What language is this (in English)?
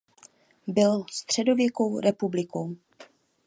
Czech